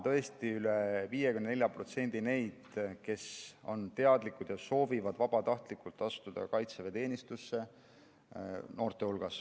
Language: Estonian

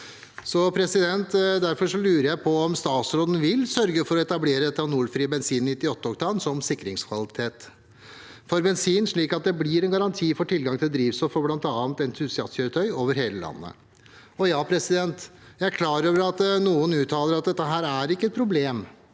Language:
Norwegian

